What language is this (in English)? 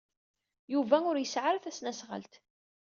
Kabyle